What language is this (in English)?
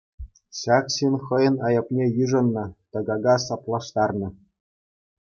Chuvash